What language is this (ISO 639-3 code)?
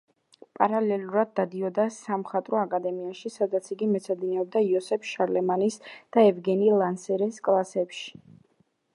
kat